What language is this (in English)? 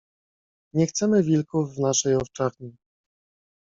Polish